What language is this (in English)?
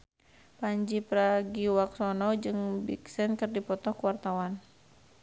Sundanese